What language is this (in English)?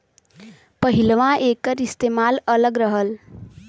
Bhojpuri